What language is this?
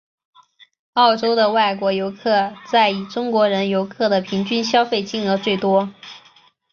Chinese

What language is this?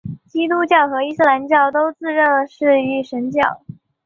Chinese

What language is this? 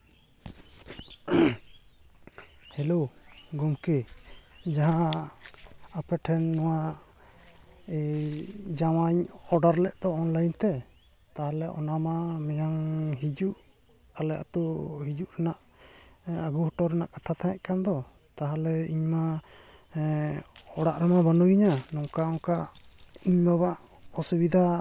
Santali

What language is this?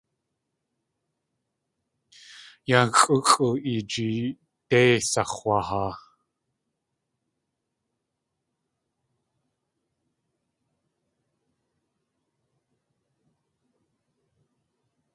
Tlingit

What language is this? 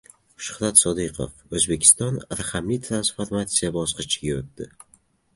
Uzbek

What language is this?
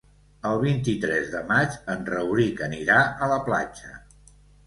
Catalan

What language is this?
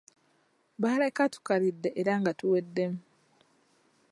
Ganda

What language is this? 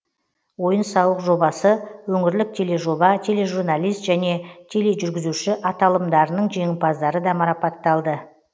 Kazakh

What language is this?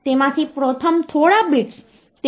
Gujarati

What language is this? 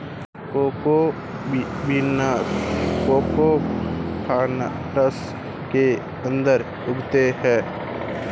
Hindi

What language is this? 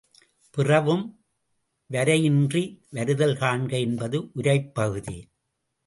Tamil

